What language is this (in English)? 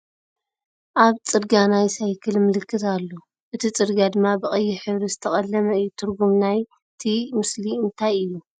Tigrinya